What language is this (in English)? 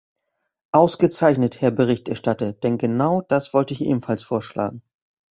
German